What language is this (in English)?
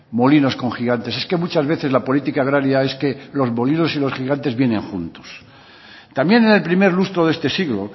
Spanish